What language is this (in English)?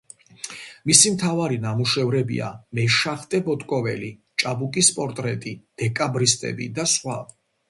Georgian